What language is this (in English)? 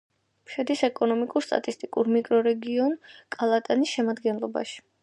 Georgian